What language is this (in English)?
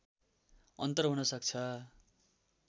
Nepali